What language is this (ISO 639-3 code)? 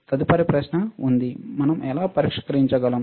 tel